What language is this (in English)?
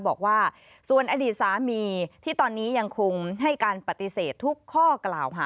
Thai